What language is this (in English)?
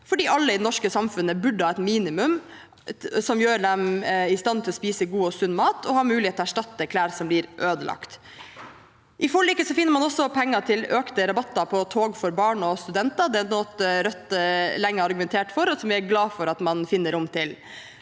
Norwegian